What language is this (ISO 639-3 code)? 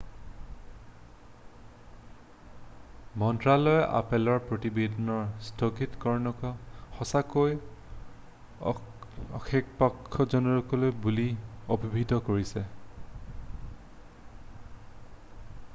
asm